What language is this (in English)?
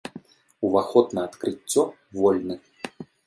Belarusian